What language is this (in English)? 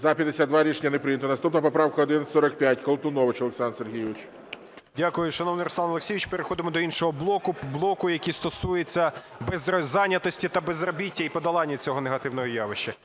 Ukrainian